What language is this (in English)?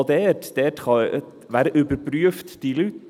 Swiss German